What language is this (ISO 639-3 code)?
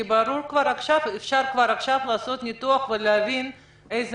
heb